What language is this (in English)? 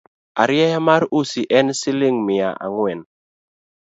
Luo (Kenya and Tanzania)